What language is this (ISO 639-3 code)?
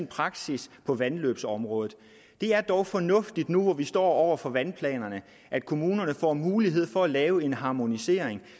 dan